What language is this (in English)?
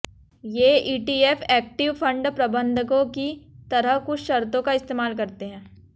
Hindi